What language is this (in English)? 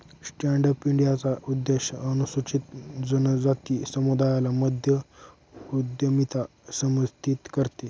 Marathi